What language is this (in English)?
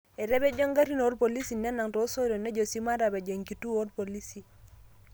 Masai